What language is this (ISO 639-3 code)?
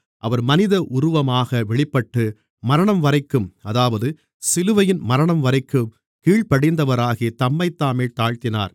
tam